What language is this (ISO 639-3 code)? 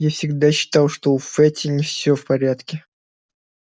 rus